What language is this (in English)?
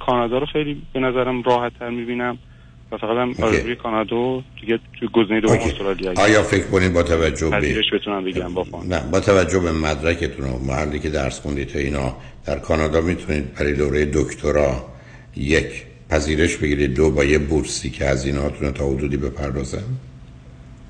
Persian